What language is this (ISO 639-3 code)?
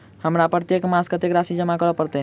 mai